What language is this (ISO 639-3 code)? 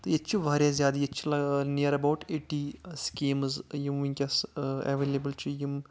kas